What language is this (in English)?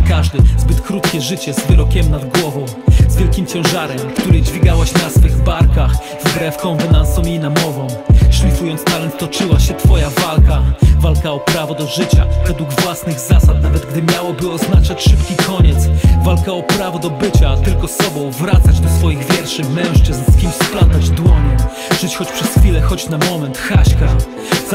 Polish